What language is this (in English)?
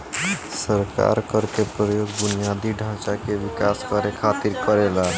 Bhojpuri